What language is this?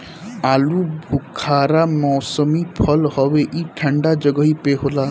Bhojpuri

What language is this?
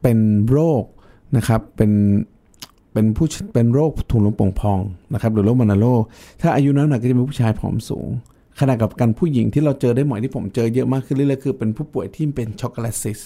Thai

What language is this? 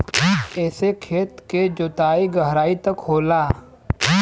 Bhojpuri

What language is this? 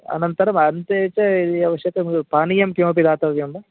Sanskrit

